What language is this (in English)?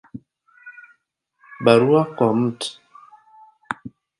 Swahili